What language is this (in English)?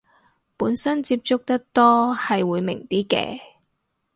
Cantonese